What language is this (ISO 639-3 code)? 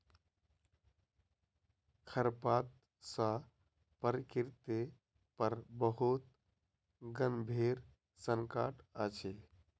mai